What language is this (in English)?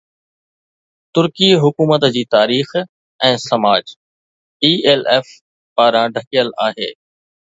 Sindhi